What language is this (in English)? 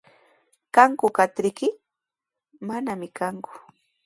Sihuas Ancash Quechua